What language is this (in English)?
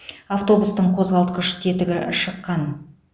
Kazakh